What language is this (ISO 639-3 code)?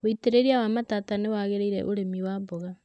kik